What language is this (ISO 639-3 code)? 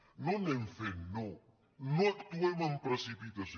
cat